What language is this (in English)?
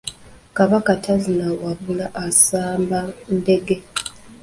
Ganda